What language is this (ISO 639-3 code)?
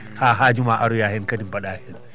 ful